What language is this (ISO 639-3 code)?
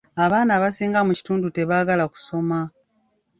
lug